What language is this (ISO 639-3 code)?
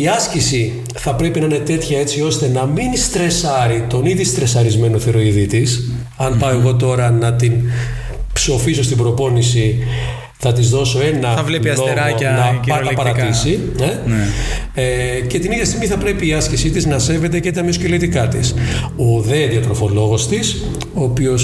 ell